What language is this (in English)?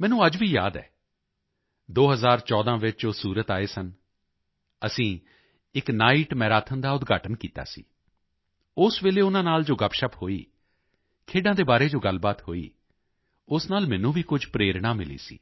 Punjabi